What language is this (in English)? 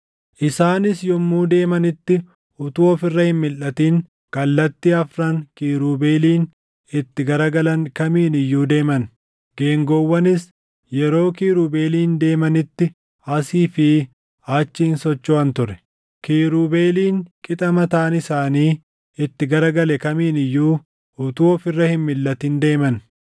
Oromo